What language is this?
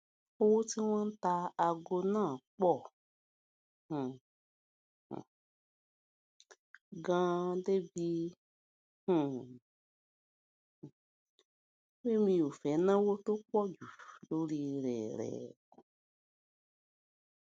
Yoruba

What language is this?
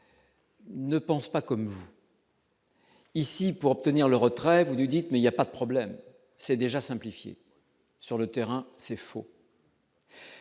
French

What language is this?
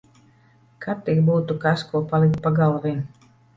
Latvian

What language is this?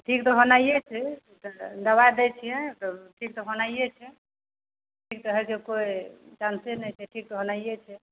Maithili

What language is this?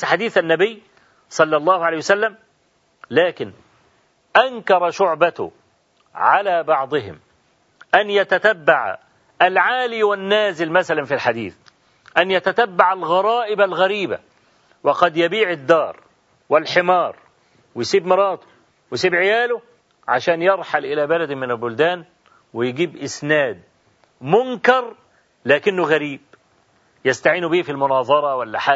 Arabic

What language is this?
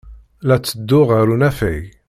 Kabyle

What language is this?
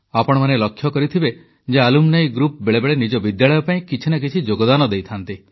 Odia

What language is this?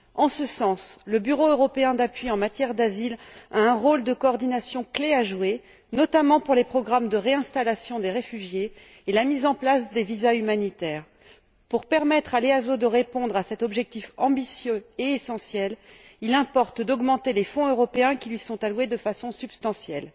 French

